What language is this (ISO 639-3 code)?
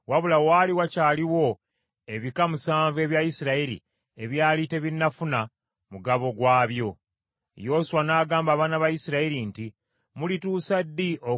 lug